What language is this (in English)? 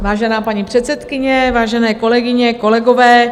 Czech